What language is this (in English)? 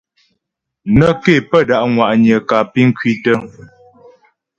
Ghomala